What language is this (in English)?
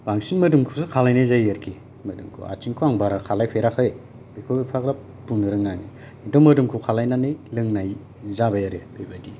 Bodo